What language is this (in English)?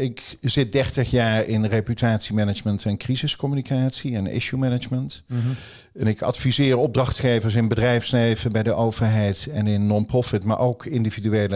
Dutch